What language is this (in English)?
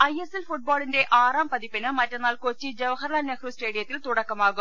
Malayalam